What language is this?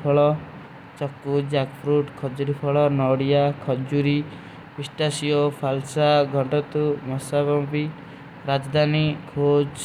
Kui (India)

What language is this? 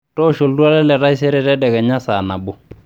Masai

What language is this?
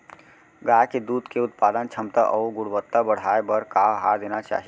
Chhattisgarhi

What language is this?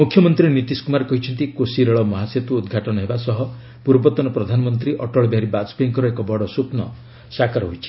Odia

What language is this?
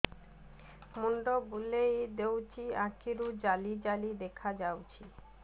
Odia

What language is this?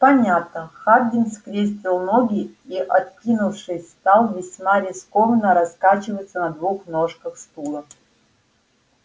Russian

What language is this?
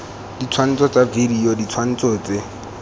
Tswana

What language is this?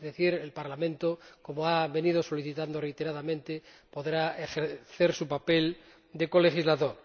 Spanish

